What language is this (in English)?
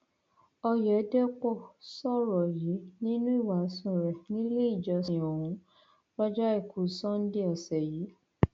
Yoruba